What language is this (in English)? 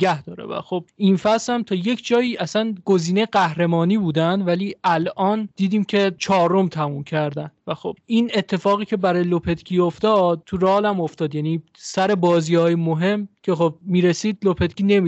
Persian